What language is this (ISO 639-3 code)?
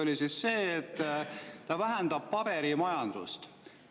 est